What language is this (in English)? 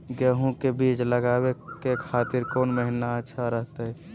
Magahi